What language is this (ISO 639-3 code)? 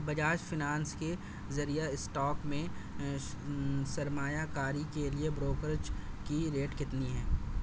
urd